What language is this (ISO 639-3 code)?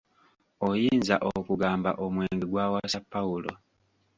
lug